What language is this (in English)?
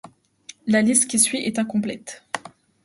French